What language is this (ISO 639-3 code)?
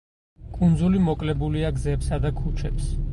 kat